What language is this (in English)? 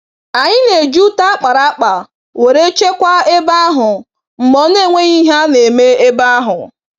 Igbo